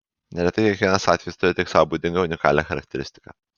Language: Lithuanian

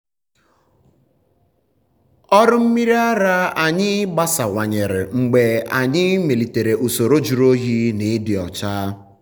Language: Igbo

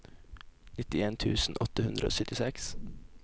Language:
Norwegian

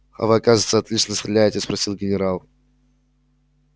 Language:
Russian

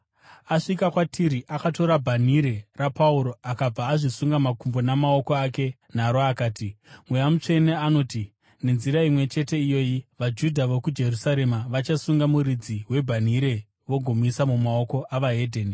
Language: Shona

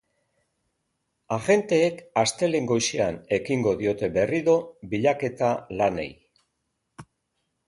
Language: Basque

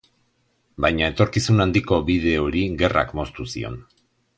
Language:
Basque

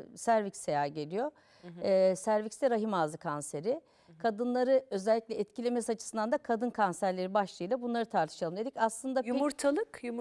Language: Turkish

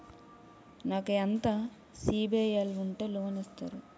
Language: Telugu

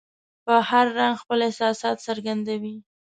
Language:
Pashto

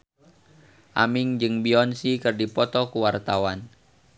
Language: Sundanese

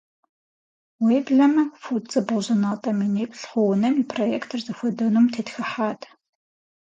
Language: Kabardian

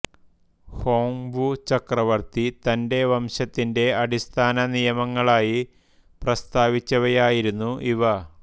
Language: Malayalam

